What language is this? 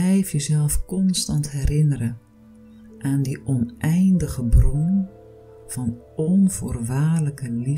Dutch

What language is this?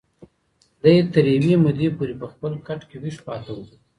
Pashto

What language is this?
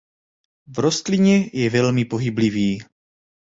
Czech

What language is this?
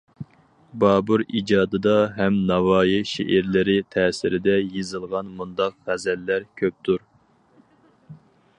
Uyghur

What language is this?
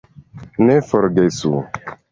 Esperanto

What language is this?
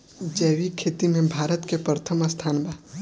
Bhojpuri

